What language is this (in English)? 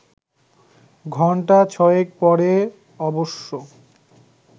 Bangla